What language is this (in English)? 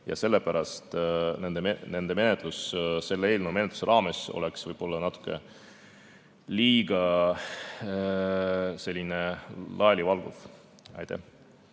Estonian